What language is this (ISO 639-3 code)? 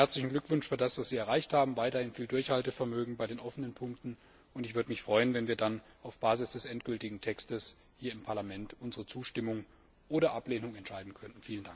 deu